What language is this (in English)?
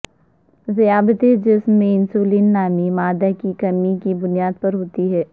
Urdu